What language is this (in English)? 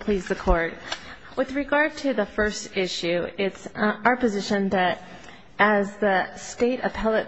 English